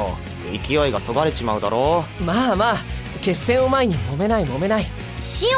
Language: Japanese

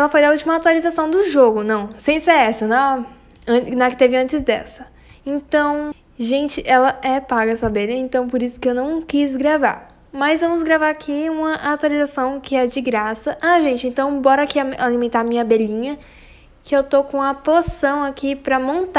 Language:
Portuguese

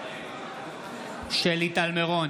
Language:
Hebrew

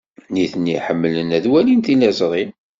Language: Kabyle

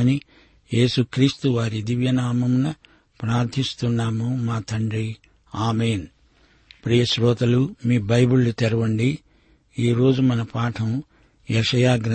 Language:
Telugu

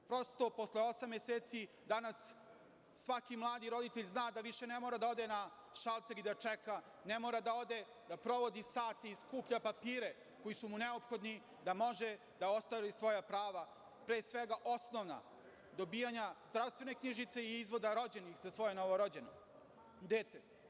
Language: Serbian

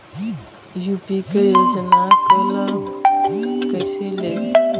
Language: Bhojpuri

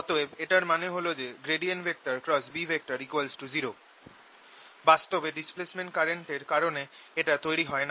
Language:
Bangla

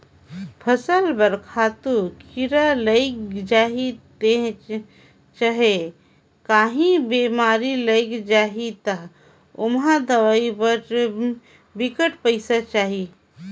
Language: Chhattisgarhi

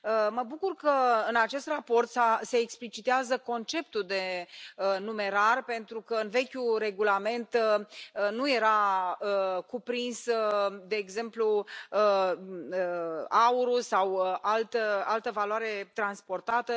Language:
Romanian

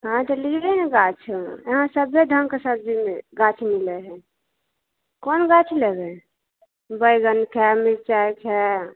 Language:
Maithili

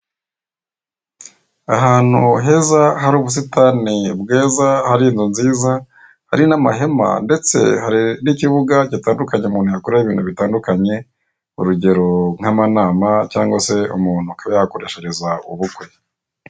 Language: Kinyarwanda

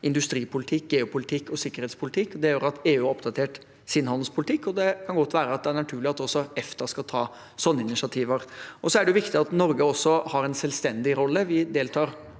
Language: Norwegian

